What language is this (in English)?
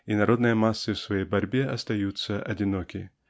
Russian